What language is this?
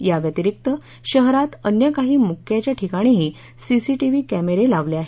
Marathi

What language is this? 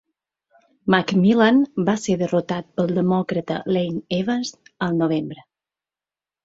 Catalan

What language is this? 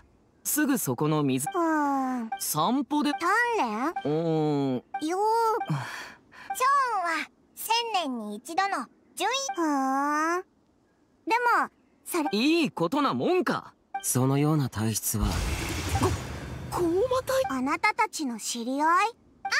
Japanese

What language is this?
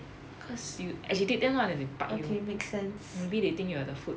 English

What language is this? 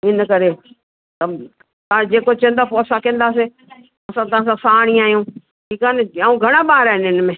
Sindhi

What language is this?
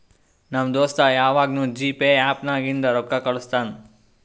Kannada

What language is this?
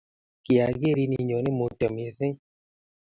Kalenjin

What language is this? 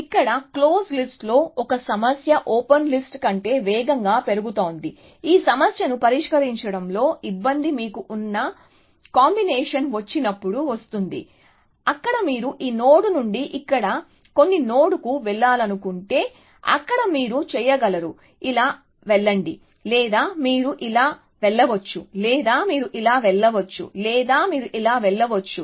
Telugu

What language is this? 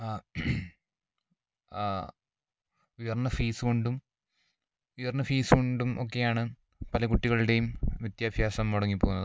Malayalam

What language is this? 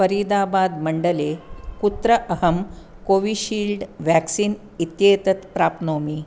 Sanskrit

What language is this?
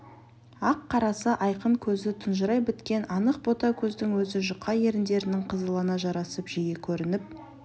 Kazakh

